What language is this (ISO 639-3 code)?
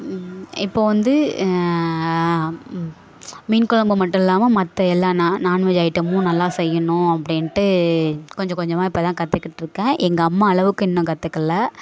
tam